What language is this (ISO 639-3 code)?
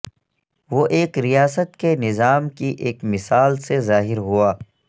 urd